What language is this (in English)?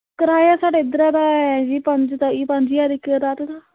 Dogri